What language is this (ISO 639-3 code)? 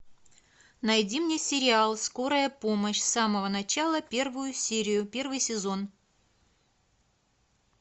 rus